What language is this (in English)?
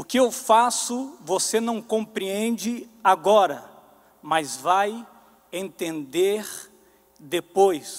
Portuguese